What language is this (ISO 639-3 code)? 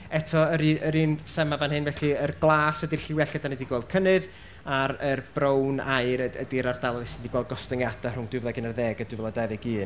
cym